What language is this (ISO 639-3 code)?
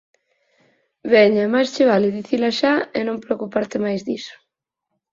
glg